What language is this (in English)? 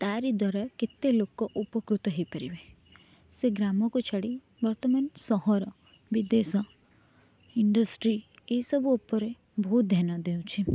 Odia